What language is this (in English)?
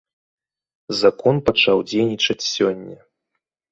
Belarusian